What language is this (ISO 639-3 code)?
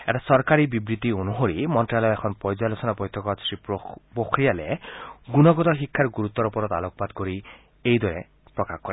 asm